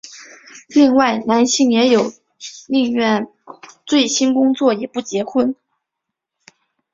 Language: Chinese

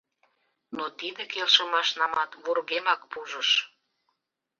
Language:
Mari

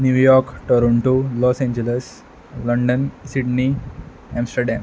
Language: Konkani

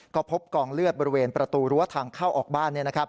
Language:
Thai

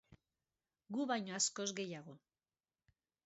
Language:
Basque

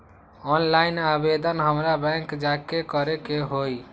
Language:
Magahi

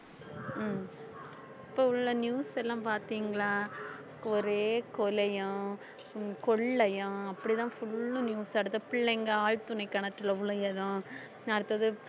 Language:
Tamil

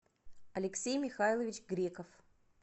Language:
Russian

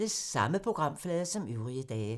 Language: Danish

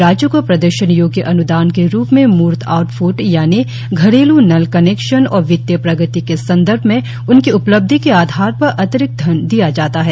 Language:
Hindi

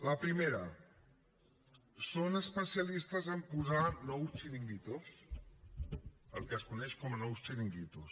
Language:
Catalan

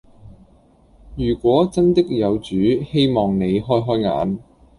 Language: Cantonese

